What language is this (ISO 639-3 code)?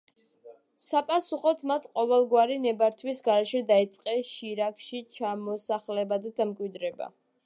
kat